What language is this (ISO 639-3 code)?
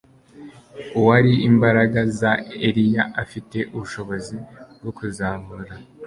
kin